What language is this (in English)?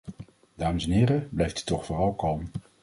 Dutch